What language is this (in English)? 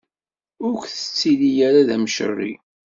Kabyle